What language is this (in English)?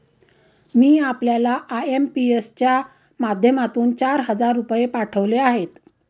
Marathi